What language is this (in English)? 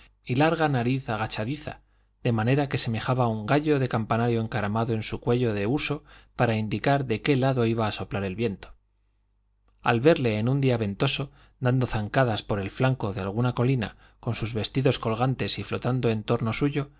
Spanish